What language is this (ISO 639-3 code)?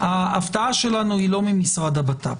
heb